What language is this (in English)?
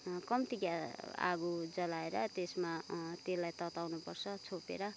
Nepali